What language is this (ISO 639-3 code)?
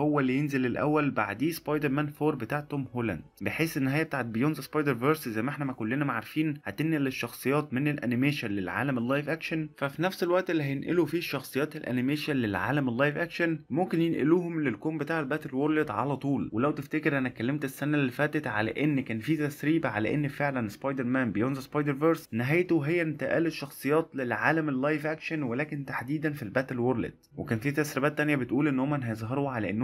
ara